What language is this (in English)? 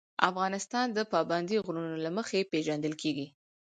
Pashto